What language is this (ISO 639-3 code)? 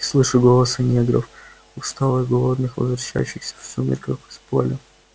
rus